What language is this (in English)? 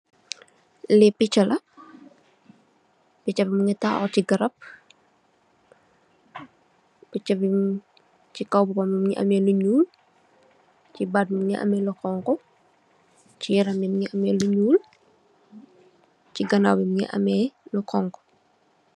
Wolof